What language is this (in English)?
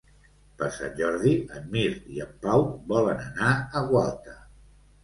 Catalan